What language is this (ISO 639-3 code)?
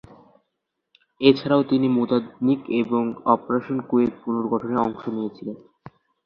ben